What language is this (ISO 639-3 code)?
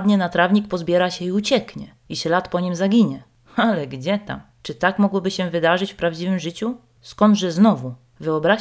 pol